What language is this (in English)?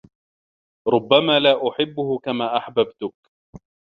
Arabic